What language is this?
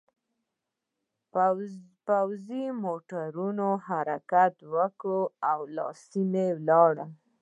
Pashto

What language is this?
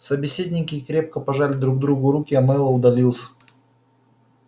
Russian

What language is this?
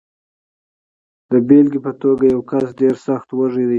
Pashto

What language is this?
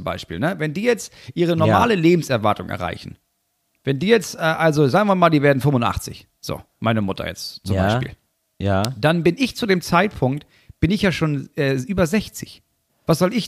German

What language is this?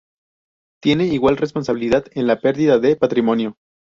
Spanish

